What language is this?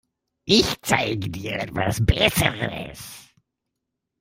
German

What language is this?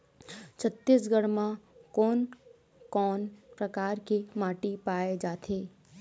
Chhattisgarhi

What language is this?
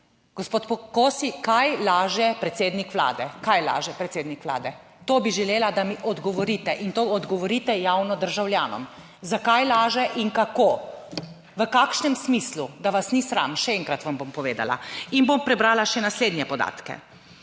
Slovenian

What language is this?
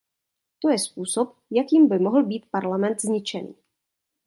Czech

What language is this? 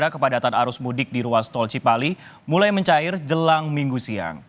Indonesian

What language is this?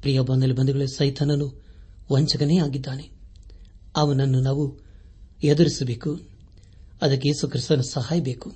Kannada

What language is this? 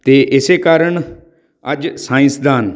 Punjabi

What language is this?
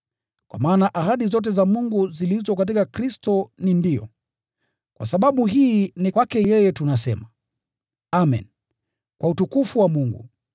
Swahili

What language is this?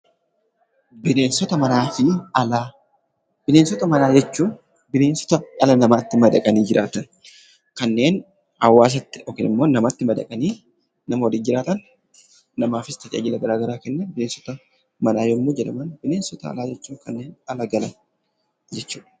Oromo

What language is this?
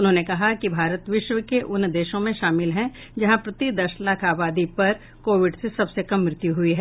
Hindi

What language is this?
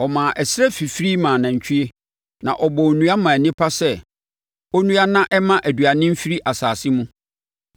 Akan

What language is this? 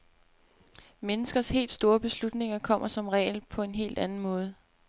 Danish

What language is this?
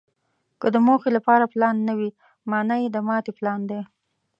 Pashto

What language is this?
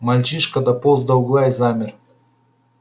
Russian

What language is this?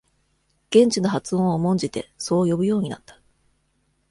Japanese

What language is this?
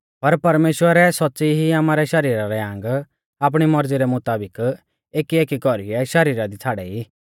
Mahasu Pahari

